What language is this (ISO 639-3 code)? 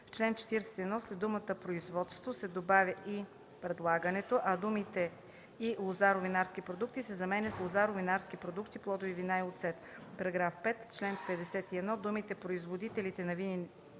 bul